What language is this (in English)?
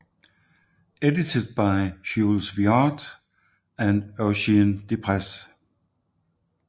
Danish